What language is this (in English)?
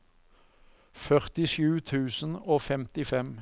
Norwegian